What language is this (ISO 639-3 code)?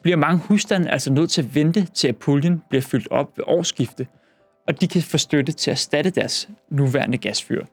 dan